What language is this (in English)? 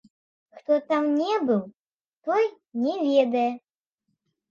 Belarusian